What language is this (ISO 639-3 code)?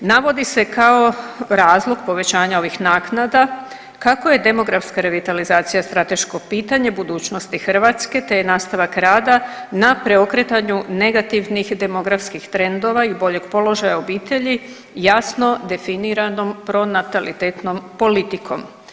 hrv